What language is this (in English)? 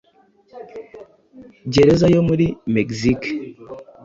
Kinyarwanda